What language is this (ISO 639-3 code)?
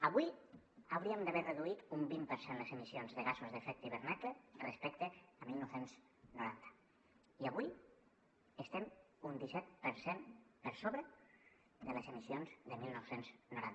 cat